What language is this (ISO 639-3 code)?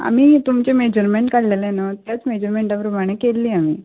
kok